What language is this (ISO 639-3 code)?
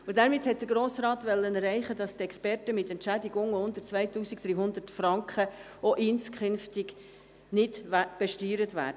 gsw